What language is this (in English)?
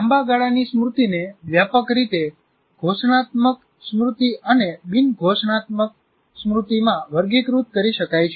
Gujarati